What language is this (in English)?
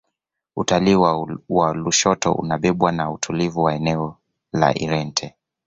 Swahili